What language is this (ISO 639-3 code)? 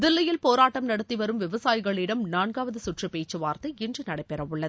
tam